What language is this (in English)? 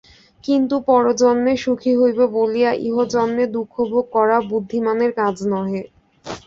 Bangla